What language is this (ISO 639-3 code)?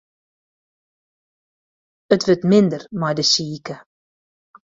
fry